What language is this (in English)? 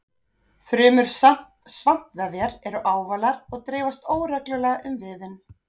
Icelandic